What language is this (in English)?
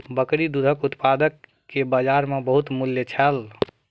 Maithili